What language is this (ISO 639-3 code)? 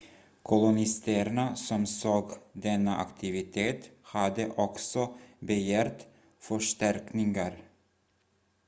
swe